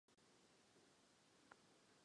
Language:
Czech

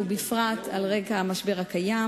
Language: Hebrew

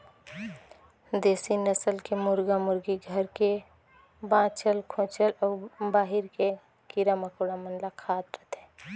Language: Chhattisgarhi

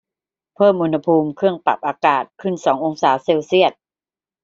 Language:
Thai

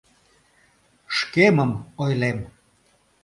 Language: Mari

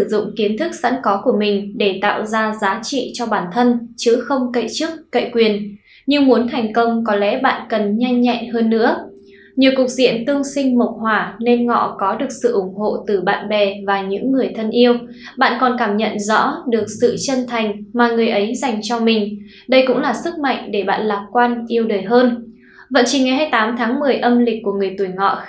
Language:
Vietnamese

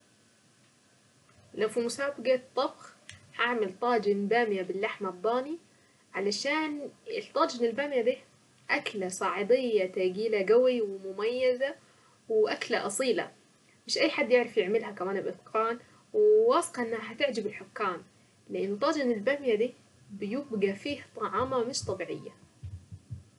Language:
Saidi Arabic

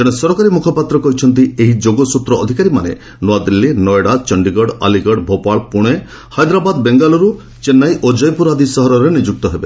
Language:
Odia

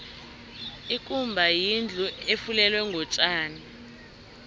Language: South Ndebele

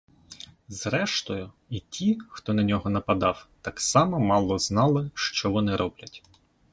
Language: Ukrainian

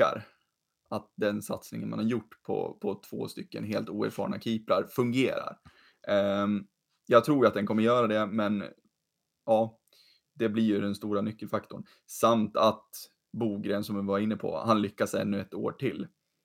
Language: Swedish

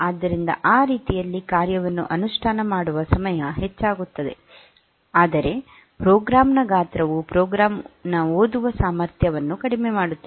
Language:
Kannada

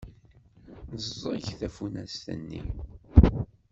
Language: Kabyle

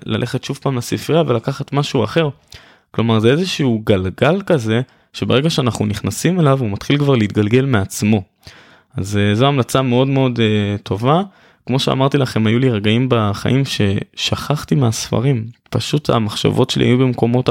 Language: Hebrew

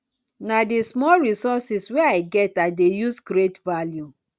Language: Nigerian Pidgin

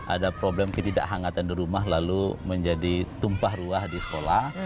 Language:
Indonesian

